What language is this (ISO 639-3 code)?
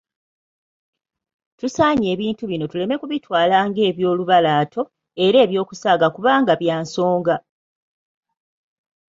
lug